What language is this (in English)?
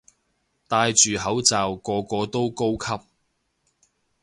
Cantonese